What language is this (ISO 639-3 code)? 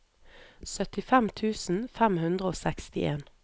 nor